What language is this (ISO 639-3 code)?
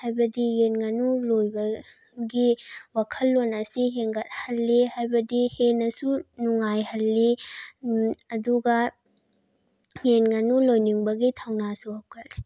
mni